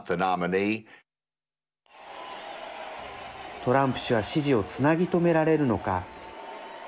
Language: Japanese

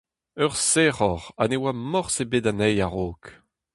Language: Breton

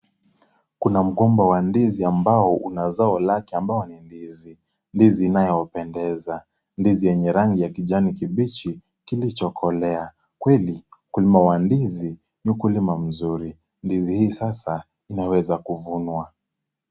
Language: Swahili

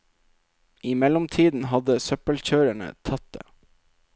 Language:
Norwegian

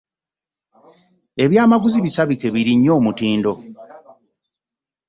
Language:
Ganda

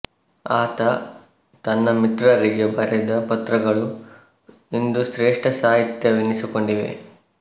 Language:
Kannada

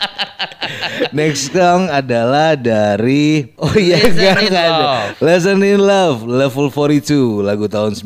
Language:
Indonesian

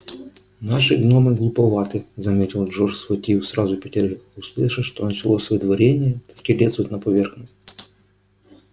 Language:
Russian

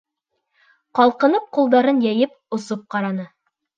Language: Bashkir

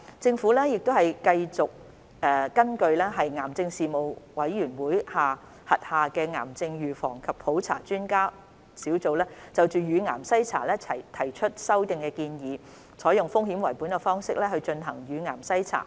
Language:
Cantonese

